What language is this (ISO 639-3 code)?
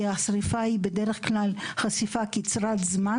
heb